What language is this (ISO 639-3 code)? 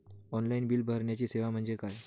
mar